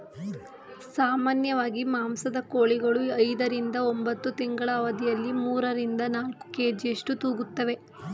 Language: Kannada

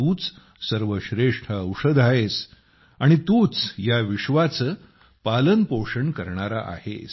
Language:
Marathi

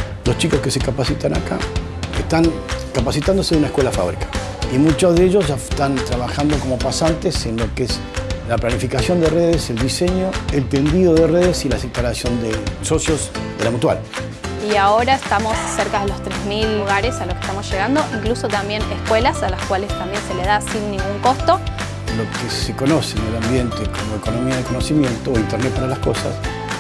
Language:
Spanish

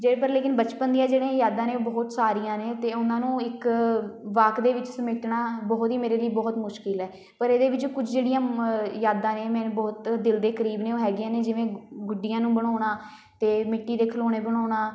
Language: Punjabi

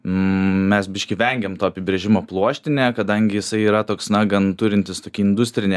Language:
Lithuanian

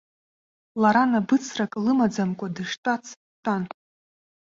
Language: Abkhazian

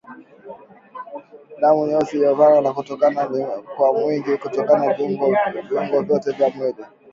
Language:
Swahili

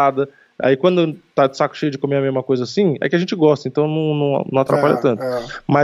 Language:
Portuguese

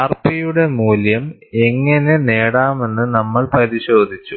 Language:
Malayalam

